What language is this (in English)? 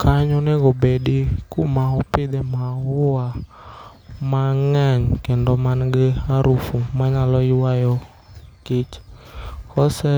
Luo (Kenya and Tanzania)